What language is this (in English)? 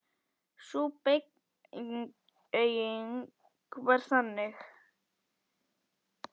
Icelandic